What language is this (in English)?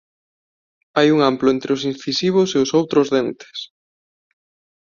Galician